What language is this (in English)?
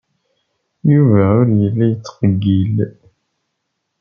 Kabyle